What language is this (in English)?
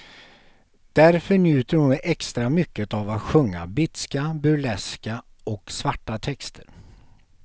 Swedish